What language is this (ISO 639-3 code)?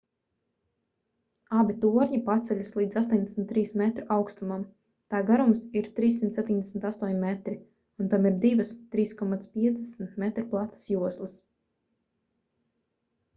lav